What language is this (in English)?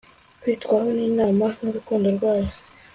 Kinyarwanda